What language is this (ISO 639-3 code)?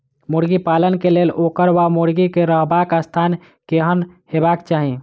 mai